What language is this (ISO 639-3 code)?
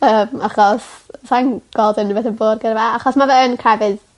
cym